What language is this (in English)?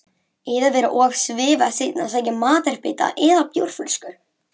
Icelandic